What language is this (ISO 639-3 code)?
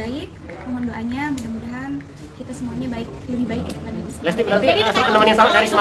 ind